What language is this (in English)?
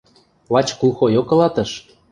Western Mari